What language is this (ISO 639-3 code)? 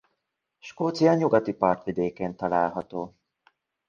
hun